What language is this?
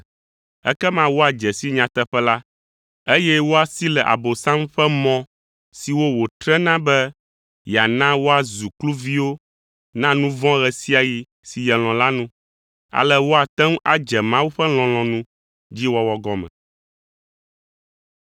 Ewe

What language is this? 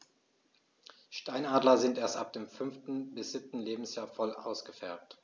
German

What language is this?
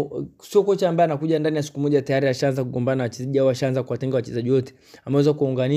Swahili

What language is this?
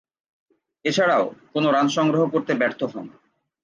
Bangla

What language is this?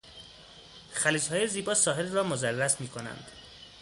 Persian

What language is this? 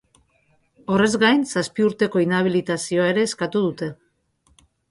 Basque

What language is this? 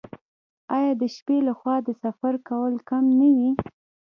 Pashto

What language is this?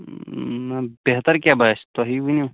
Kashmiri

